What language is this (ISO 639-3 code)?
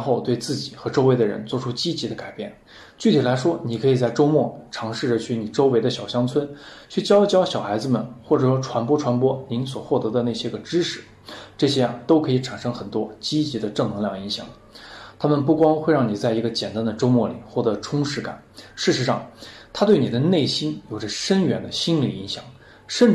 zho